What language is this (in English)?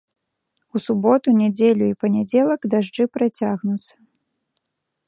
Belarusian